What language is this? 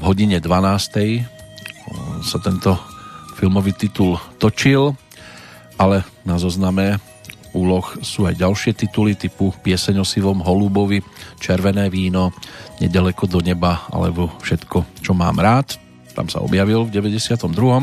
Slovak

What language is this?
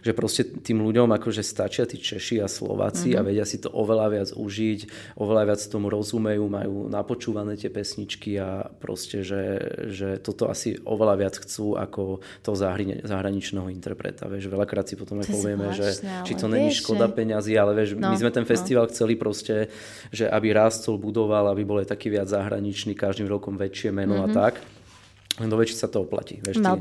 Slovak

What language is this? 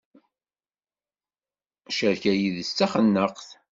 Kabyle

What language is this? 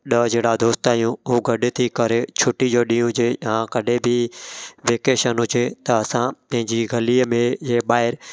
Sindhi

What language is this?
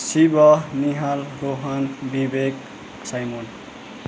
Nepali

